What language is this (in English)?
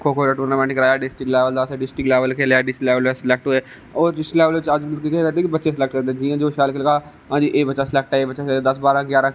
Dogri